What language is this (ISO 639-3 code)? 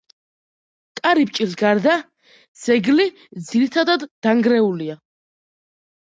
kat